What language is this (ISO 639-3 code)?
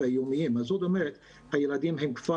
heb